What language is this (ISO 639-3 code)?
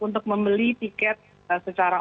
ind